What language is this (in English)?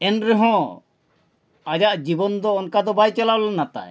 Santali